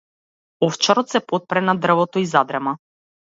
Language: Macedonian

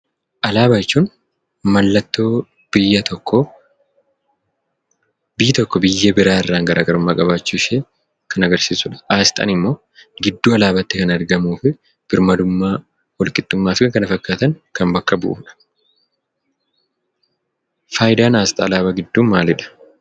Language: Oromo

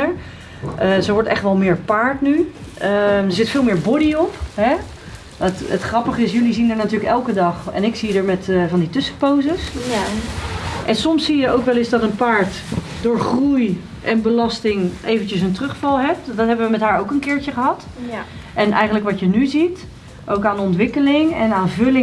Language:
Dutch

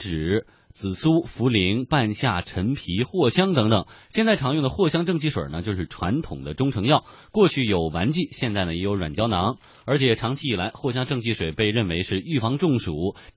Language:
Chinese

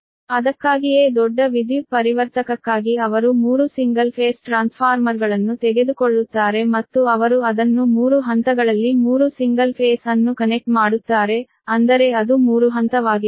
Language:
Kannada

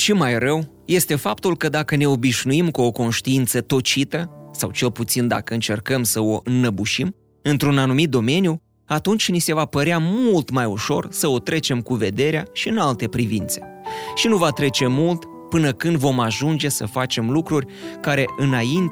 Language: Romanian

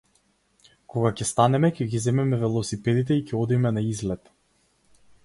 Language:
Macedonian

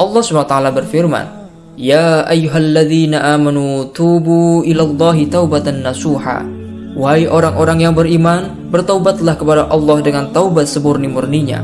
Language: Indonesian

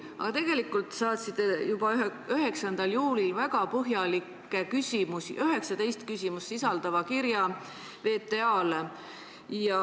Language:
Estonian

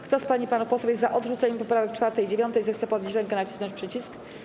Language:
Polish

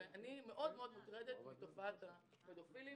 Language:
Hebrew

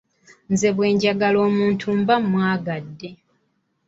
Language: Ganda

